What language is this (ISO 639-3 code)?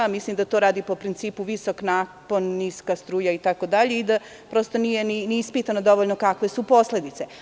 srp